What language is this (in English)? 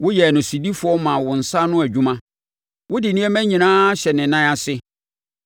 Akan